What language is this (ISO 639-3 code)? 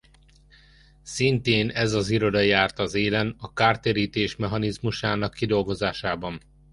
hun